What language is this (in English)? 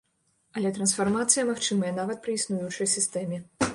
Belarusian